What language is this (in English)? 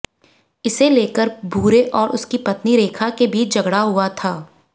Hindi